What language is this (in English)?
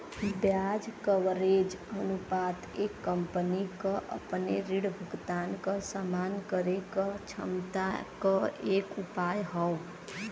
Bhojpuri